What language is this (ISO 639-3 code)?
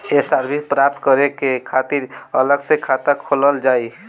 bho